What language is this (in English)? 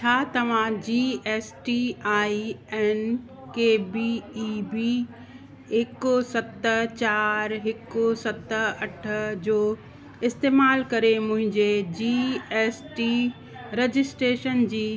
Sindhi